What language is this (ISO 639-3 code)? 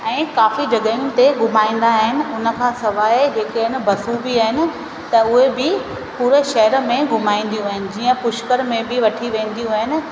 snd